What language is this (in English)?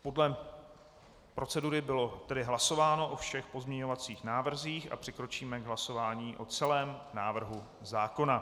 Czech